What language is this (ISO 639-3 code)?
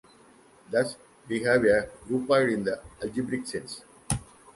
eng